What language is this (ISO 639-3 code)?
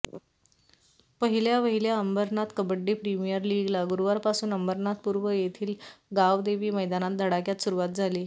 mar